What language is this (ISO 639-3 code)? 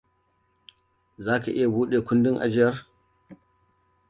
hau